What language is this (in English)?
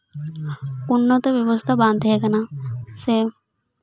Santali